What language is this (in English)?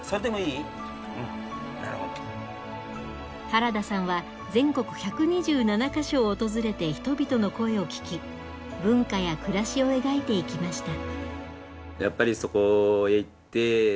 Japanese